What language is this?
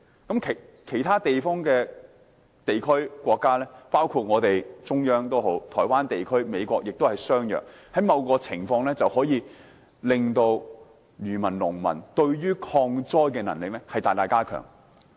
Cantonese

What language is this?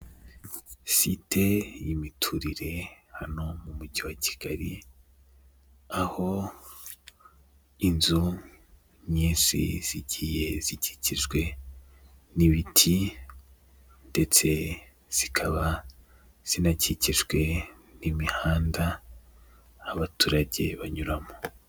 Kinyarwanda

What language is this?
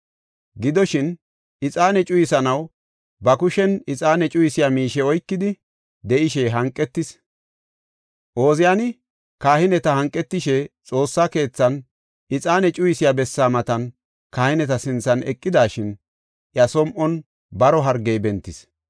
Gofa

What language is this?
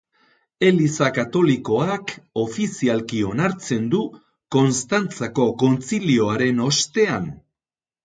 Basque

